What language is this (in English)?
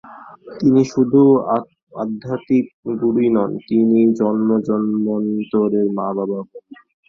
Bangla